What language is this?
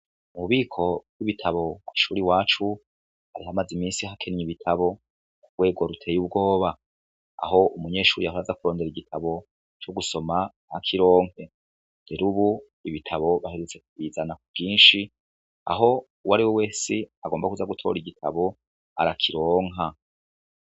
Rundi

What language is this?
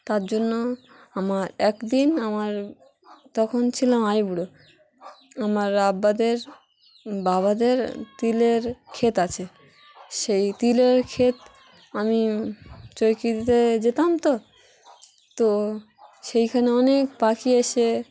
Bangla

